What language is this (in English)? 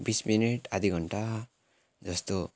Nepali